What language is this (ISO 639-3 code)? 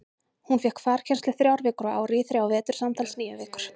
isl